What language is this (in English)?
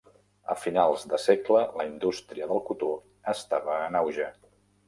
Catalan